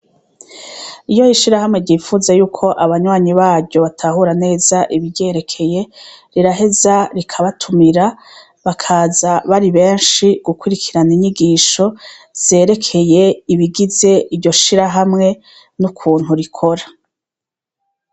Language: Rundi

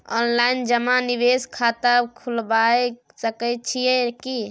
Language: Maithili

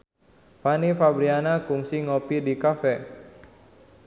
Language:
Sundanese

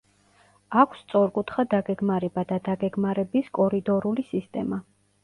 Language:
Georgian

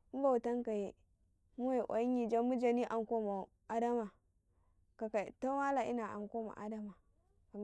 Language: Karekare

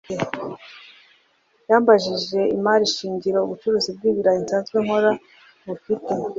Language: Kinyarwanda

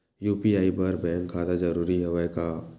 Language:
Chhattisgarhi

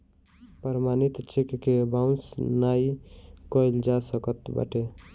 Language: Bhojpuri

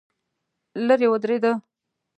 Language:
Pashto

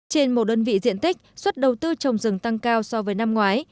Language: Vietnamese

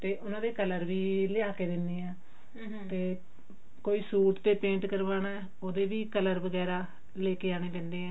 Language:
Punjabi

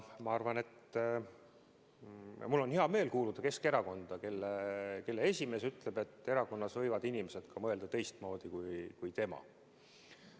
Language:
Estonian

